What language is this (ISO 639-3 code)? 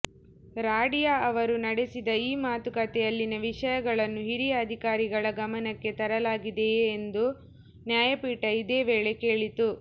kan